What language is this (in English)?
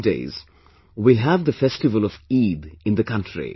English